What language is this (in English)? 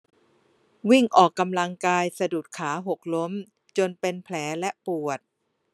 Thai